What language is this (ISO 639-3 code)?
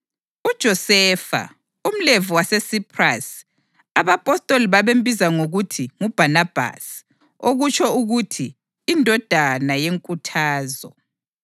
nde